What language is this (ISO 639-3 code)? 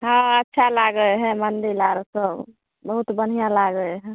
mai